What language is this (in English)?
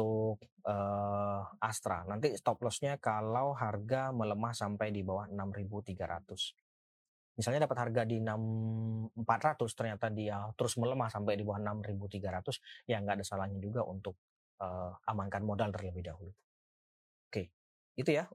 Indonesian